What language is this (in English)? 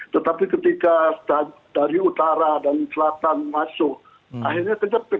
Indonesian